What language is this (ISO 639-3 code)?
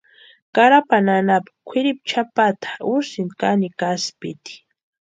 pua